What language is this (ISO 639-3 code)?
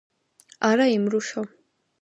kat